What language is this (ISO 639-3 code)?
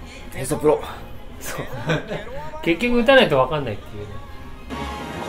jpn